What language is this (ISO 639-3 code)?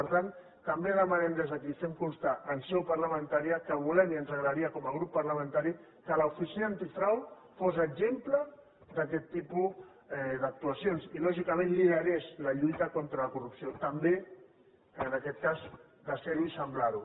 cat